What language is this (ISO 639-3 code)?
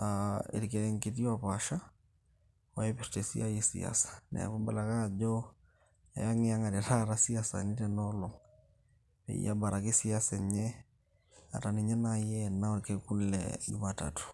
mas